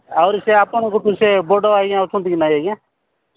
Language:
Odia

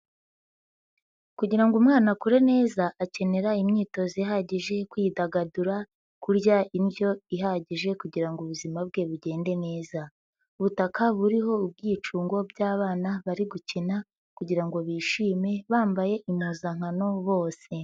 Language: Kinyarwanda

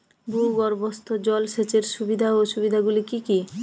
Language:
Bangla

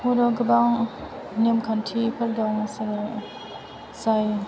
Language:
Bodo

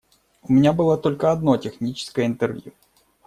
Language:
Russian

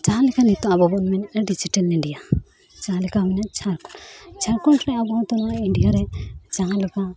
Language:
Santali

